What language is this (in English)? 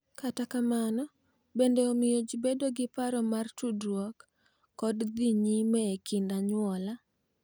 Luo (Kenya and Tanzania)